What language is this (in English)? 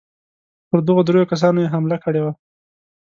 Pashto